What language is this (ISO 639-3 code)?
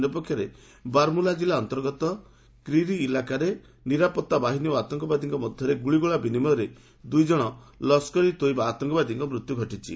ori